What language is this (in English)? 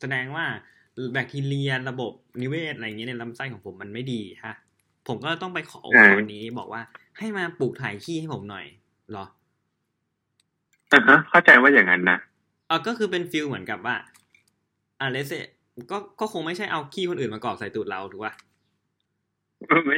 Thai